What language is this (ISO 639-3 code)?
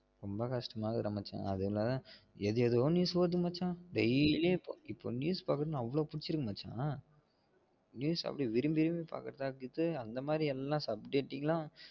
tam